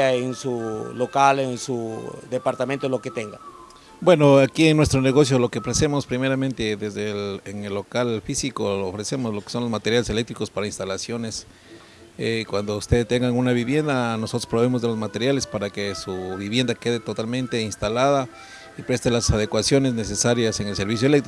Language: Spanish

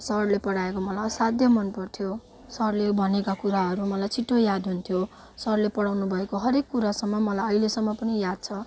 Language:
Nepali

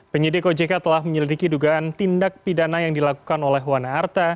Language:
Indonesian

